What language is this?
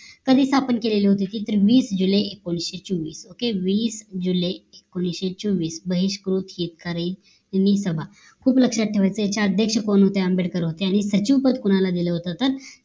Marathi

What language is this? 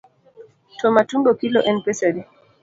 Luo (Kenya and Tanzania)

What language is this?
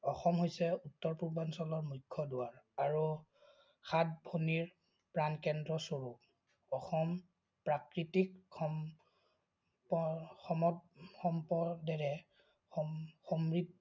Assamese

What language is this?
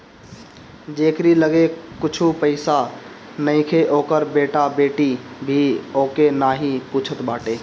Bhojpuri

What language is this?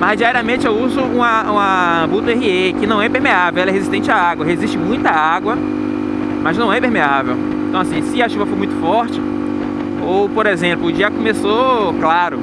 Portuguese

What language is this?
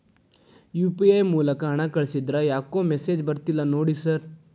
Kannada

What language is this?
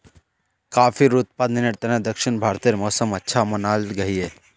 Magahi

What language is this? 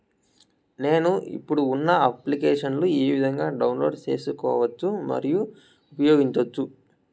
Telugu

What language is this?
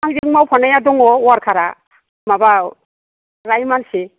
Bodo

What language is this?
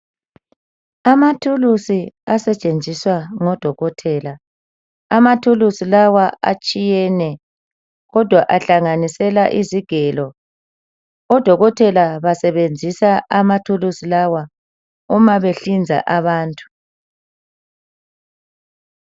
North Ndebele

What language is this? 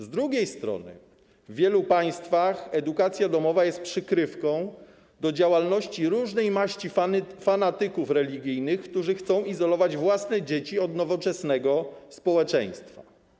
Polish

